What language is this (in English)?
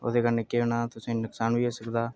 Dogri